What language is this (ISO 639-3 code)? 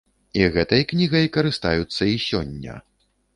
bel